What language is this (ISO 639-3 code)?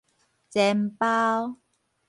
nan